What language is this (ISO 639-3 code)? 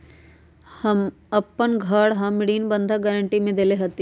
mag